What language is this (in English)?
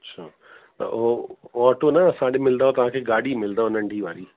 Sindhi